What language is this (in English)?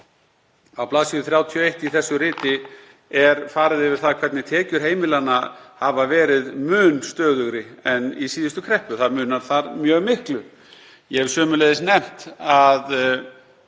Icelandic